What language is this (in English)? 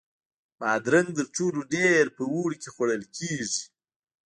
Pashto